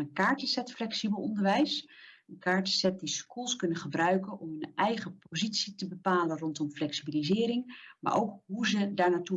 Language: Dutch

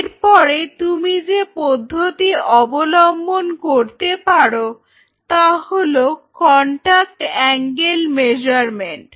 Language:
Bangla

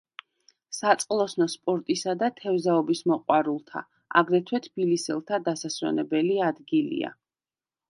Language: Georgian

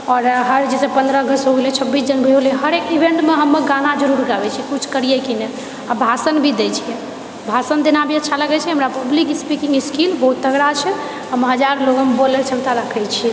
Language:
Maithili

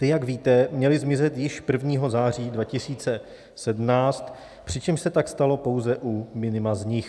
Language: Czech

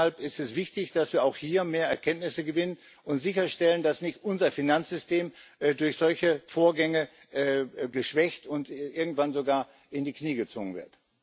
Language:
German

